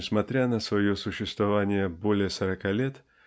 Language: Russian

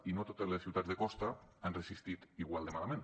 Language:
Catalan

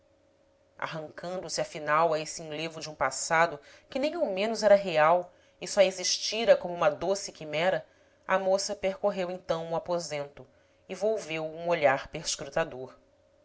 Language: Portuguese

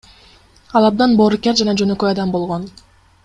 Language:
Kyrgyz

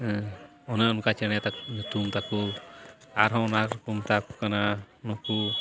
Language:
Santali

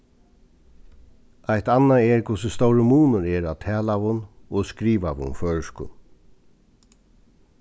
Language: Faroese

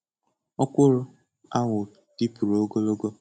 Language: Igbo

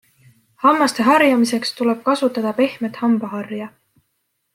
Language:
Estonian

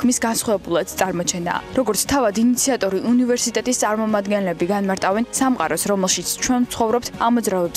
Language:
German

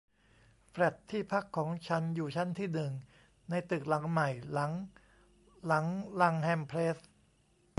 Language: Thai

